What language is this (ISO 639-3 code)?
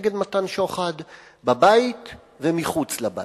heb